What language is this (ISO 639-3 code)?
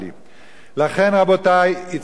heb